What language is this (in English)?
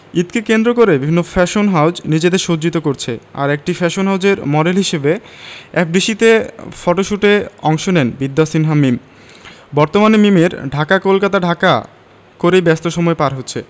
Bangla